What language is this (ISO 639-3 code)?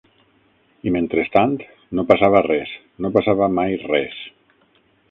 cat